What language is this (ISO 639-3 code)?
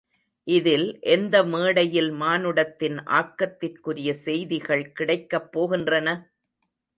tam